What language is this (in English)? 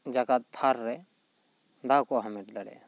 Santali